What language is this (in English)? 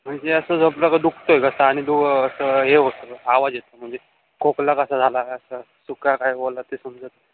Marathi